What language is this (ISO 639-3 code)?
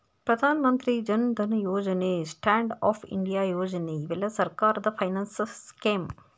kan